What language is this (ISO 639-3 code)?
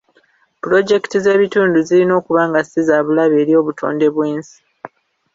lug